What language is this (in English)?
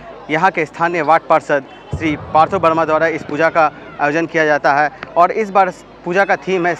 Hindi